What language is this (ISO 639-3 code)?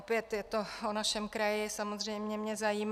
ces